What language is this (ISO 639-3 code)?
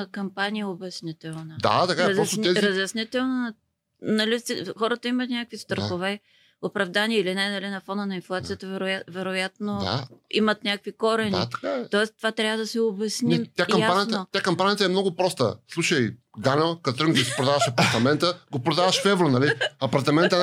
bul